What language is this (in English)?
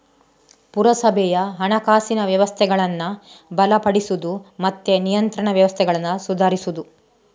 Kannada